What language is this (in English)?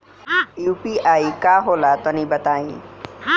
Bhojpuri